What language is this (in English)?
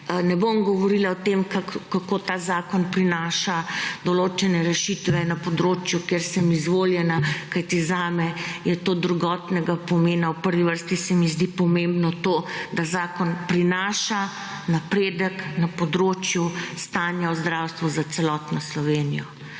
Slovenian